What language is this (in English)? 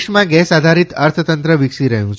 Gujarati